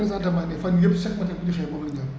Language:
Wolof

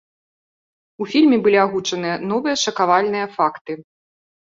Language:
Belarusian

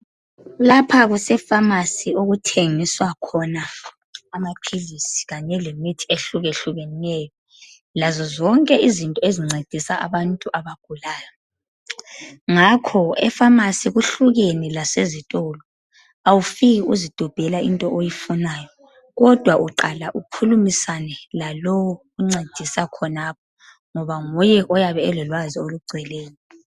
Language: North Ndebele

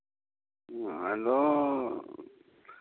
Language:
Santali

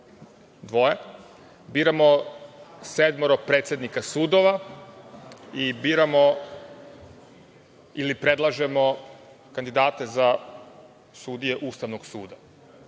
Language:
Serbian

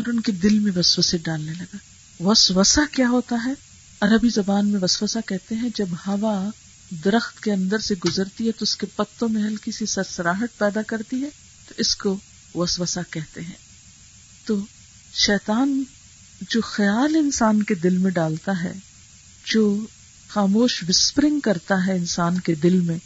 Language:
Urdu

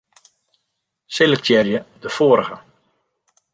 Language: Western Frisian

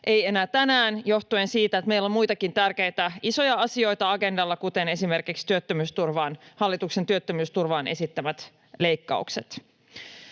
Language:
Finnish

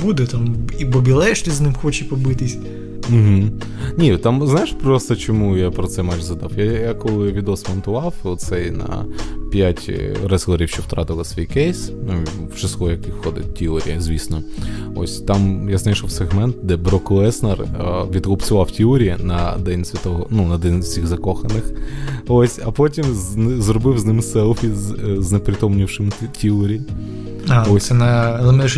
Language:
Ukrainian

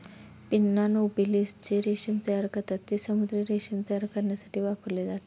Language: Marathi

